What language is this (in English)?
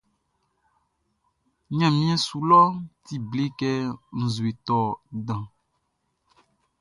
Baoulé